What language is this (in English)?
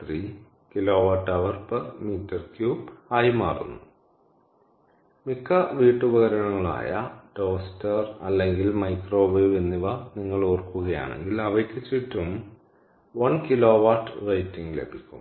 Malayalam